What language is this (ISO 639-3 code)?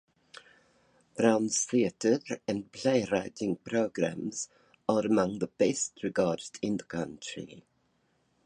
eng